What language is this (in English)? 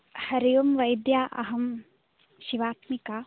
Sanskrit